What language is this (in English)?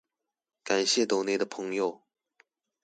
Chinese